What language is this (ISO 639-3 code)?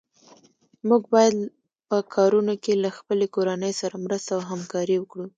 pus